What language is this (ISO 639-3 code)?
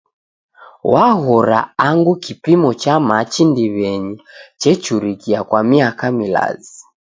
dav